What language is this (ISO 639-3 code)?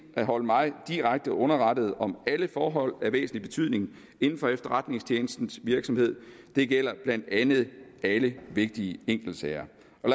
dan